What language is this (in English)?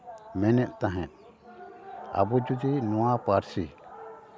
Santali